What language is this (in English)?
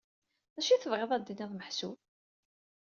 Kabyle